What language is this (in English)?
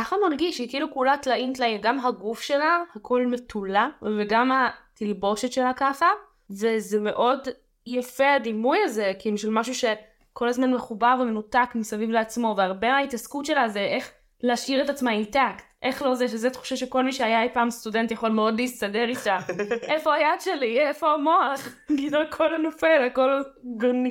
Hebrew